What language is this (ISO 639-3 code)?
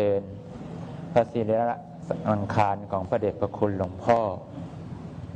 tha